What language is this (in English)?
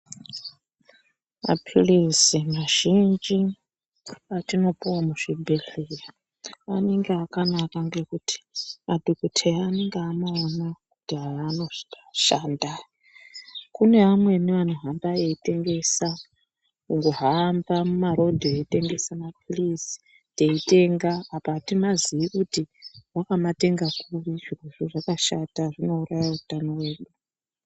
Ndau